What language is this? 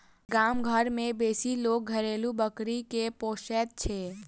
Maithili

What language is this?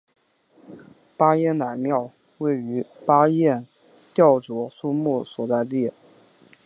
Chinese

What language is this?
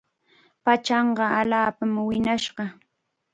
Chiquián Ancash Quechua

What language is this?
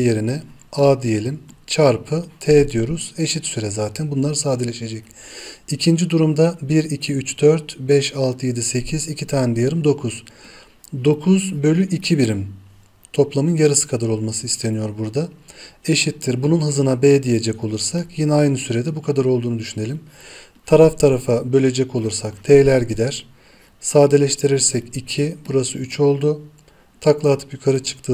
Turkish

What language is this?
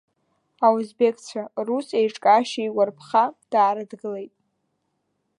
Abkhazian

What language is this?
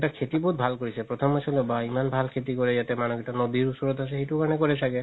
Assamese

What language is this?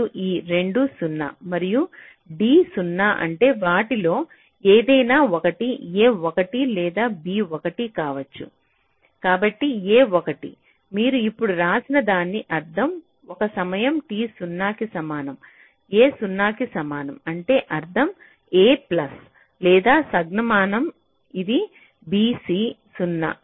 Telugu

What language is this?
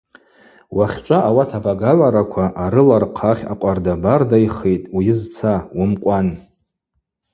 Abaza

